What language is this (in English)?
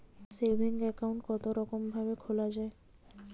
Bangla